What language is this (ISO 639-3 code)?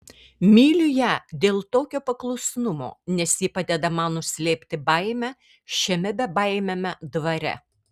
lit